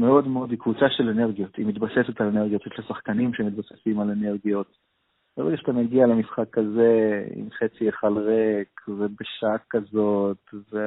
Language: Hebrew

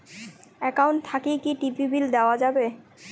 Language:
Bangla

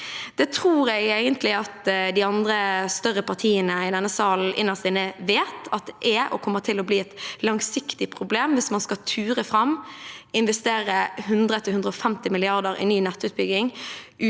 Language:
Norwegian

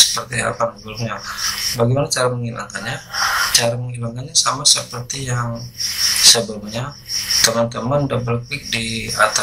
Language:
Indonesian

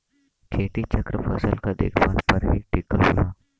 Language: Bhojpuri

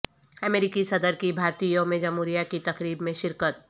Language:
Urdu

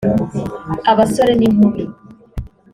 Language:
Kinyarwanda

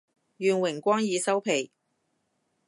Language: Cantonese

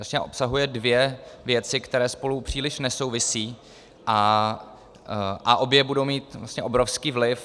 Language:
Czech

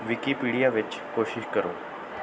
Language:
Punjabi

